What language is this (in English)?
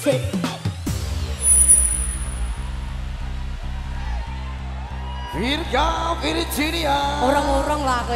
Indonesian